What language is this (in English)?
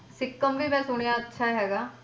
Punjabi